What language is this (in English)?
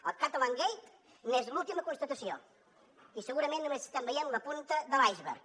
Catalan